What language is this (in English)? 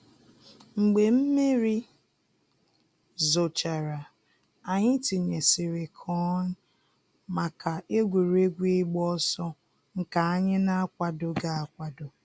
Igbo